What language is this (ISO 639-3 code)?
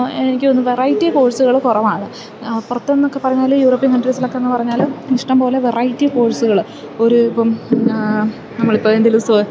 mal